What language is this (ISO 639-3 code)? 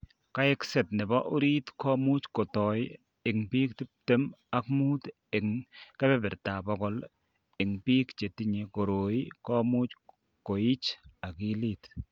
kln